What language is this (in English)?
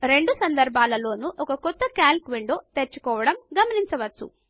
Telugu